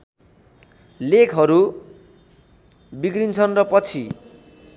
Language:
Nepali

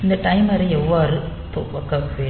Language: Tamil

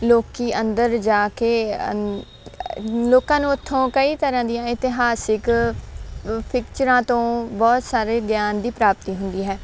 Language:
Punjabi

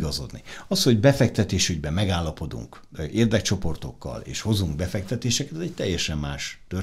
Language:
Hungarian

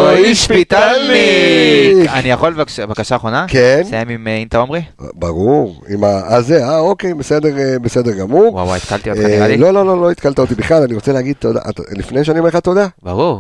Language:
Hebrew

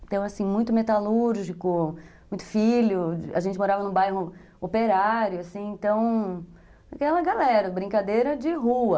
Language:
Portuguese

